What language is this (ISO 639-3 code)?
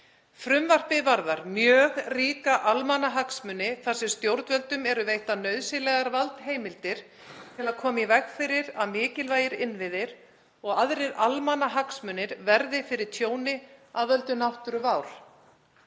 isl